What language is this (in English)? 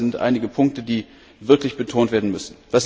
German